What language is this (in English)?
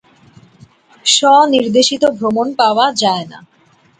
Bangla